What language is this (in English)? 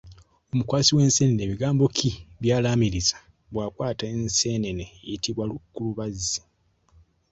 Ganda